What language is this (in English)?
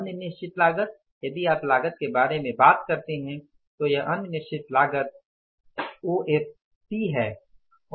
Hindi